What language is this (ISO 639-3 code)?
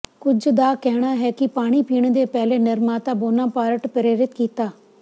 pan